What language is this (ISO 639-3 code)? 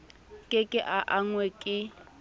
sot